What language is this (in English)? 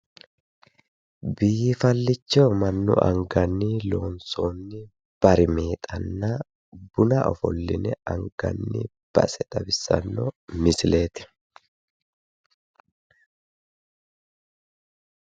Sidamo